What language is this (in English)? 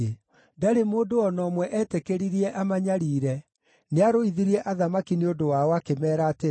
Kikuyu